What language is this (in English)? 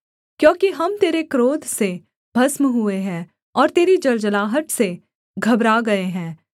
Hindi